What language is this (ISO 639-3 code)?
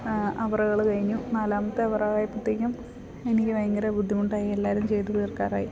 mal